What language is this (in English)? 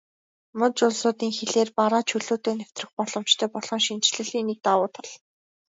Mongolian